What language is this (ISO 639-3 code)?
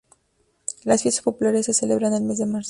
spa